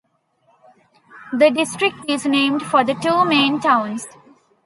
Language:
English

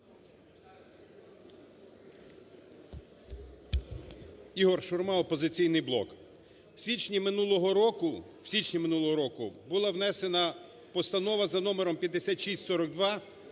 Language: Ukrainian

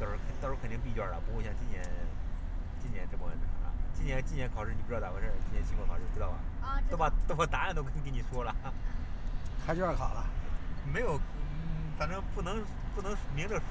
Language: Chinese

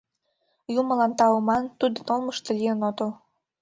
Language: Mari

